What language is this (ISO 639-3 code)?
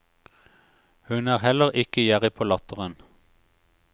nor